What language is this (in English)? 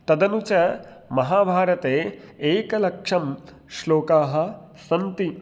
Sanskrit